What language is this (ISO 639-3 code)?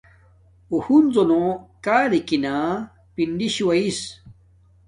dmk